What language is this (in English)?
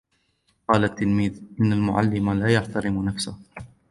Arabic